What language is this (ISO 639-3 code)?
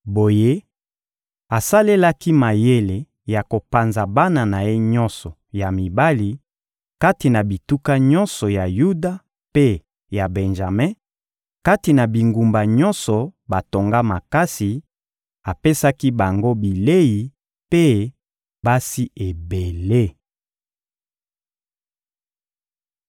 lin